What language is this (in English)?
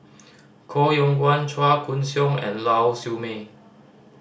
English